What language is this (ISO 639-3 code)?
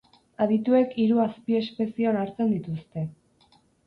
eus